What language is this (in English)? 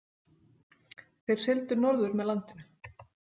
Icelandic